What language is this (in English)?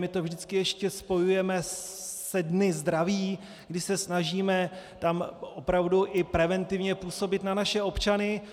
Czech